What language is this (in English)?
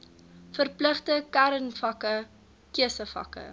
Afrikaans